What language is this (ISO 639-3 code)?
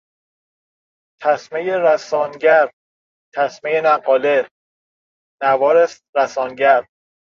fas